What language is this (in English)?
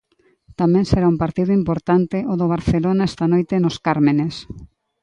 Galician